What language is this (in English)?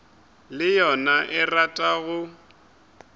Northern Sotho